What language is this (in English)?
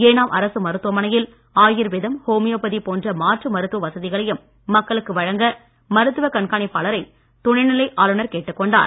Tamil